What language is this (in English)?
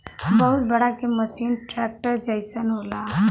Bhojpuri